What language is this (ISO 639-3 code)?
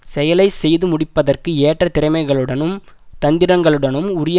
tam